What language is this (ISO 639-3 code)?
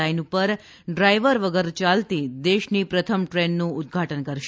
guj